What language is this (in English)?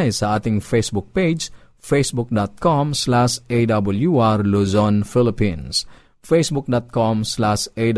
Filipino